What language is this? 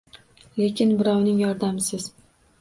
Uzbek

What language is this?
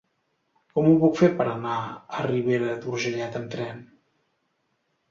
Catalan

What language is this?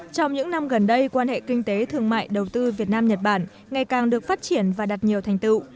Vietnamese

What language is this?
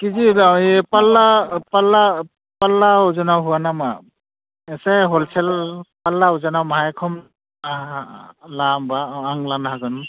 Bodo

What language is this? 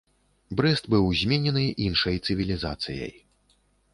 Belarusian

